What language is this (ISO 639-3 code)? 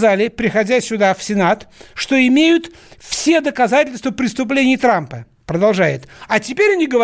rus